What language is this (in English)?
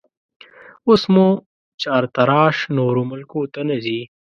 Pashto